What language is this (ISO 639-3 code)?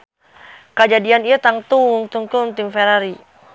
sun